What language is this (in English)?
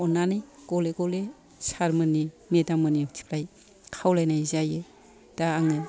Bodo